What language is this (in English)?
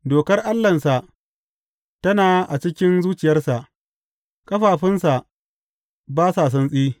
Hausa